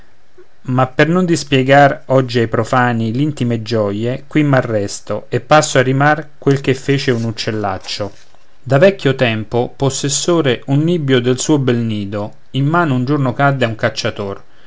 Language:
Italian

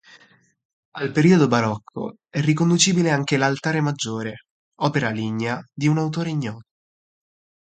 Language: Italian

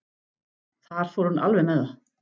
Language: Icelandic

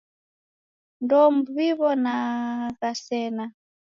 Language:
Taita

